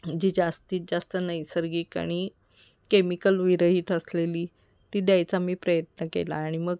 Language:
Marathi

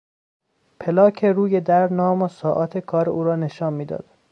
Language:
Persian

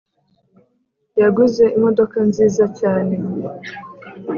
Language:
Kinyarwanda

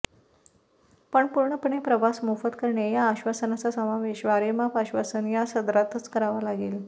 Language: Marathi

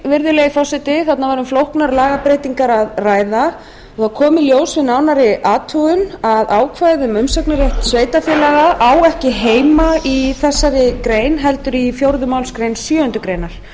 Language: Icelandic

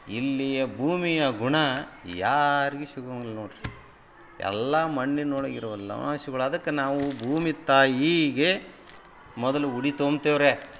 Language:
Kannada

